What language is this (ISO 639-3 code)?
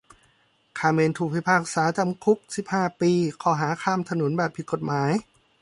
tha